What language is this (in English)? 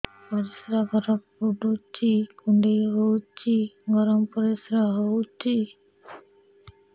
Odia